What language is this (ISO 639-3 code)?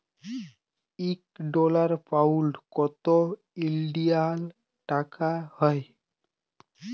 ben